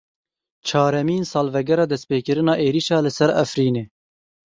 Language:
Kurdish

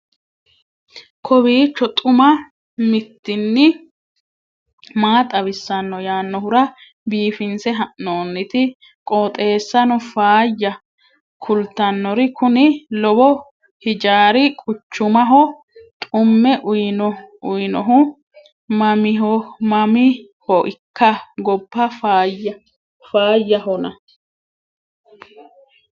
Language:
Sidamo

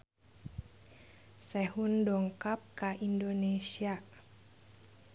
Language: Sundanese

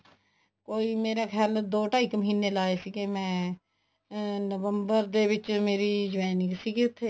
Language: Punjabi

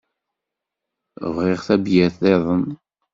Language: Kabyle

